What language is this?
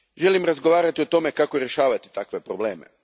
Croatian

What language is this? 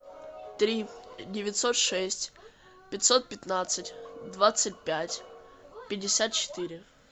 Russian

